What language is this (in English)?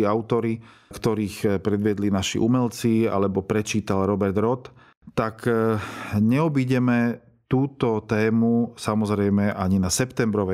Slovak